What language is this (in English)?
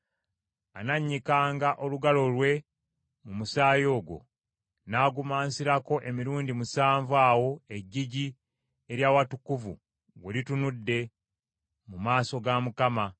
Ganda